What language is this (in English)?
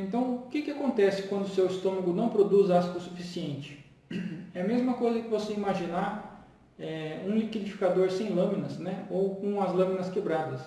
Portuguese